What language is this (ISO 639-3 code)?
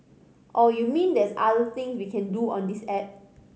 eng